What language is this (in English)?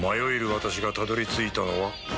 Japanese